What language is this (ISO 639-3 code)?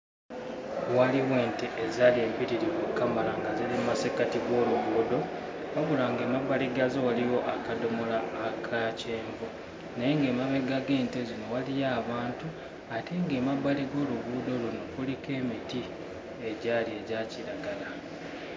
lug